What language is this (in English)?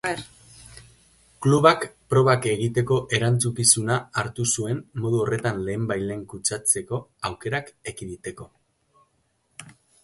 Basque